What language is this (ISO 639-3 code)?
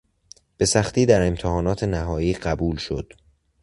fas